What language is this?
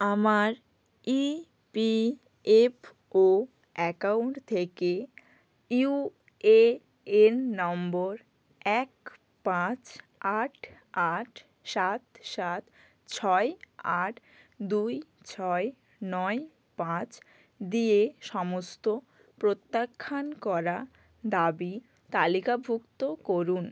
Bangla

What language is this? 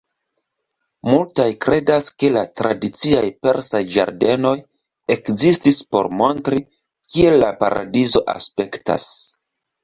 Esperanto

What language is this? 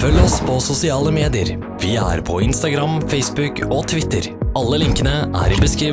Norwegian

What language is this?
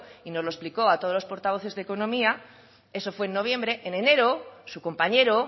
Spanish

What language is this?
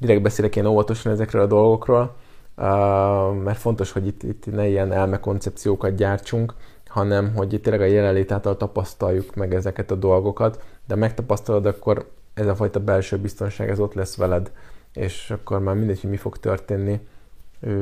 Hungarian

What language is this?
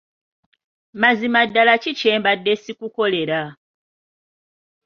Ganda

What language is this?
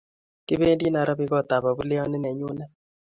Kalenjin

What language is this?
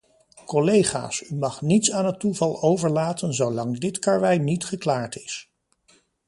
Dutch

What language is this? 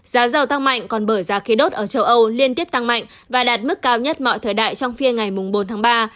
Vietnamese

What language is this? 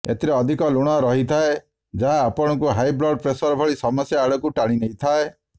Odia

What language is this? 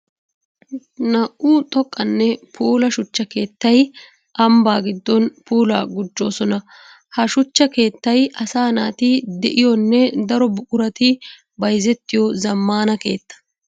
Wolaytta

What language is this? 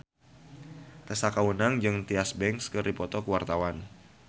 Sundanese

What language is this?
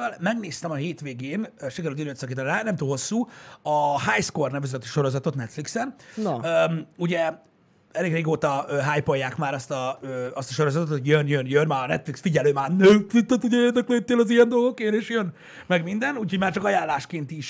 Hungarian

